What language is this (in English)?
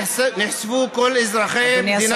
Hebrew